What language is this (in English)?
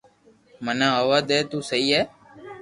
Loarki